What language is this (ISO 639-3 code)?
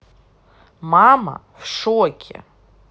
rus